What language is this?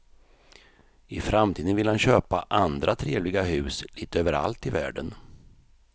Swedish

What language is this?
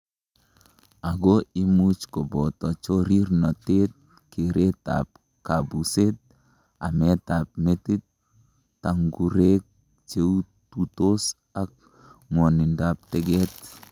Kalenjin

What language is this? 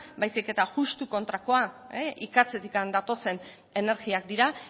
Basque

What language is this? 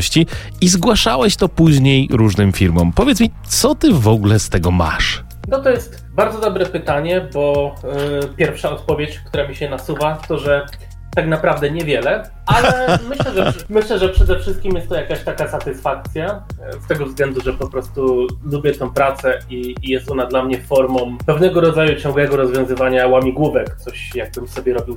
Polish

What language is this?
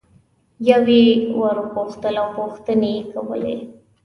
Pashto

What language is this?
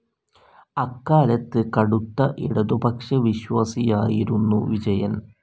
Malayalam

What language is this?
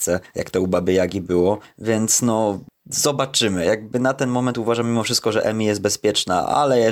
Polish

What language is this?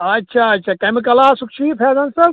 Kashmiri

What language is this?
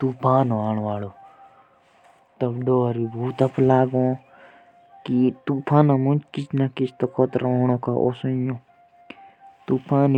Jaunsari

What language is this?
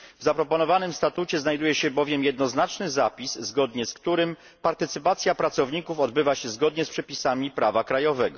Polish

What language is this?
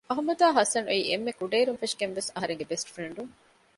Divehi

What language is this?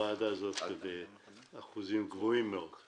Hebrew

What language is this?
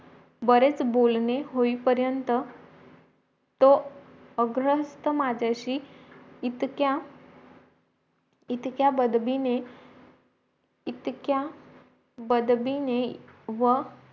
Marathi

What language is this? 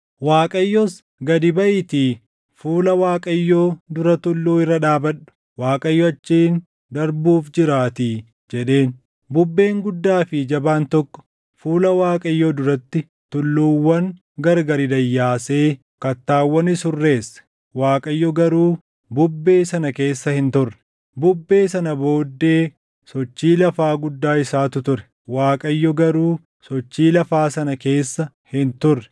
Oromo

